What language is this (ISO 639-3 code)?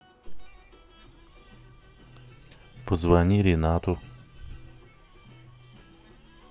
rus